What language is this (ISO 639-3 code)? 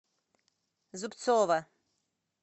rus